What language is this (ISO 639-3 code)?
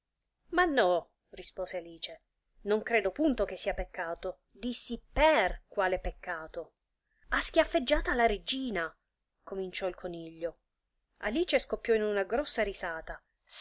ita